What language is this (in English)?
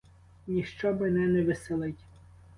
Ukrainian